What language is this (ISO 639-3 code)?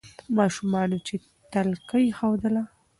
pus